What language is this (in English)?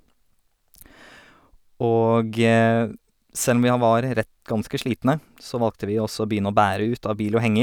Norwegian